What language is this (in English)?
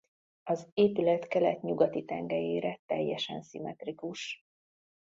Hungarian